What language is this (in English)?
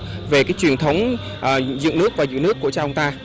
Vietnamese